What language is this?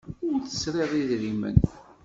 Kabyle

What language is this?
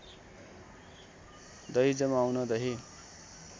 Nepali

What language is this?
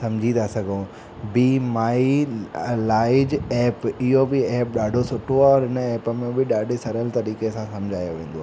Sindhi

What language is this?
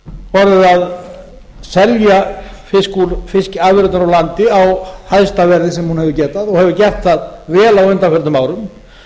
Icelandic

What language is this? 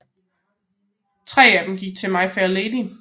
Danish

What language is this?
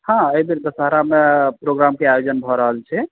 Maithili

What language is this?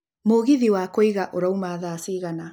Kikuyu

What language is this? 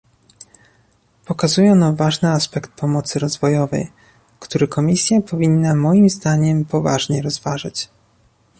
Polish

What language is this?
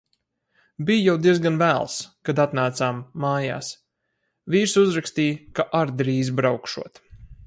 Latvian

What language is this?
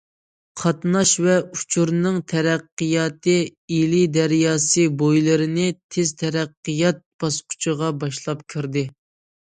Uyghur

